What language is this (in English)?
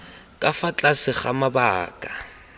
Tswana